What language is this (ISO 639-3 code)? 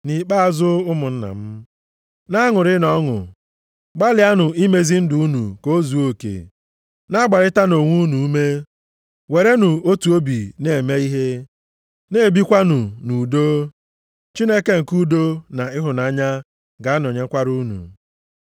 ibo